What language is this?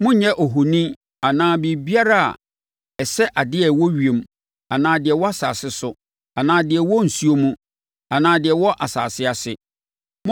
Akan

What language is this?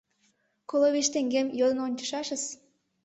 Mari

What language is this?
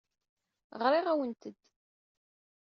Kabyle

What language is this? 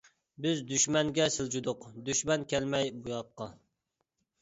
Uyghur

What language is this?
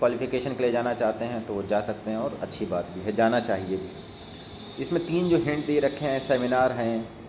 Urdu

